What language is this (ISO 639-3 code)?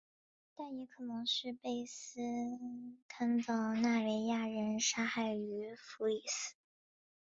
zho